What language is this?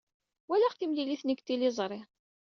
Kabyle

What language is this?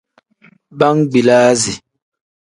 Tem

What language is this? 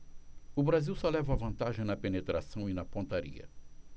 Portuguese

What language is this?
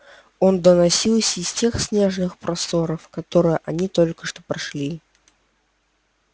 Russian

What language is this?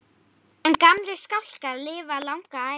Icelandic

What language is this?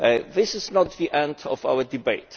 English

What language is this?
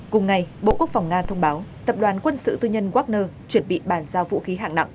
Vietnamese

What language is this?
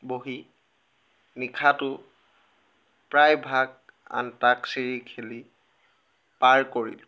Assamese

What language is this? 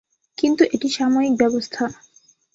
Bangla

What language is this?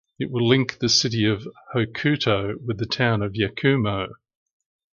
English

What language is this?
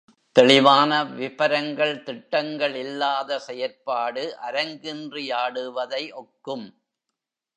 Tamil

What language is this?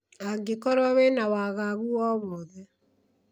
Kikuyu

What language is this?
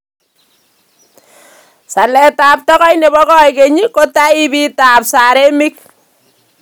Kalenjin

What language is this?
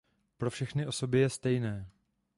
Czech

